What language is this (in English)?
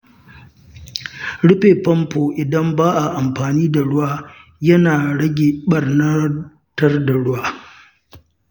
Hausa